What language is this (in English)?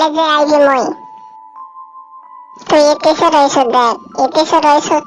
Japanese